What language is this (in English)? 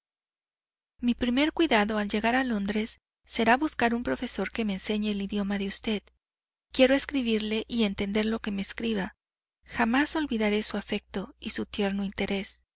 Spanish